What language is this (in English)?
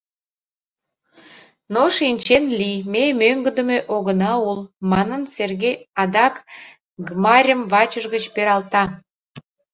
Mari